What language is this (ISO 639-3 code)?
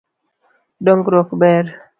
luo